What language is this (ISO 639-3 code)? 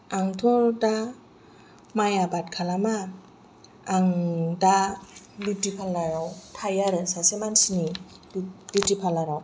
brx